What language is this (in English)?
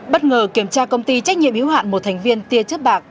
Vietnamese